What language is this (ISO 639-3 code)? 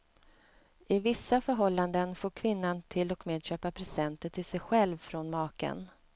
swe